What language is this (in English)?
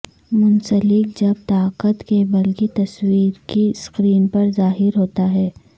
Urdu